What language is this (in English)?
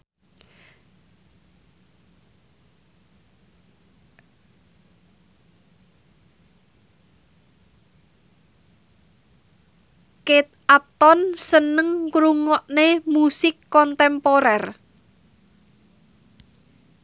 Javanese